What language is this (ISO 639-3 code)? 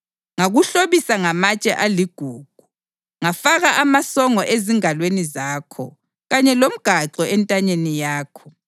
nde